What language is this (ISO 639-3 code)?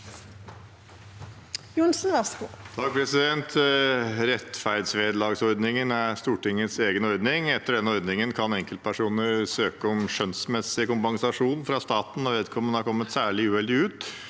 nor